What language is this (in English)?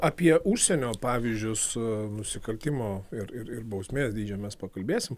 Lithuanian